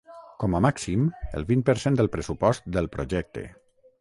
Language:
Catalan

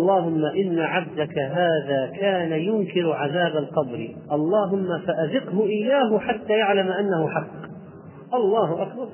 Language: Arabic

